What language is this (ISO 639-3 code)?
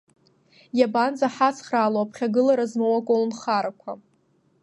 abk